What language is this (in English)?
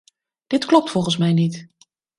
Dutch